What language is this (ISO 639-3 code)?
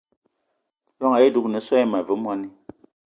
eto